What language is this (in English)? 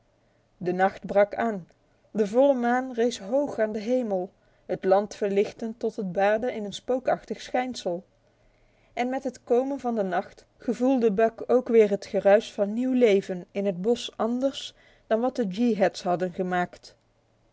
Dutch